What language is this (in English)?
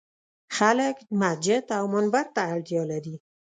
Pashto